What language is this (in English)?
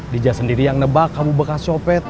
Indonesian